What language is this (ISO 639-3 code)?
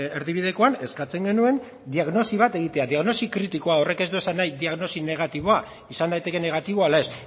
eus